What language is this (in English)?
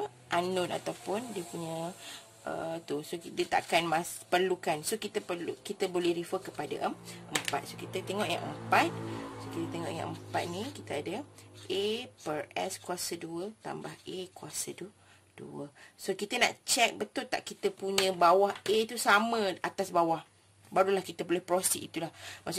Malay